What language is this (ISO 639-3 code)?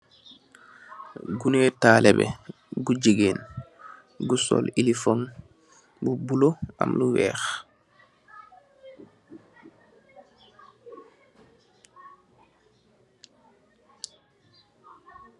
wol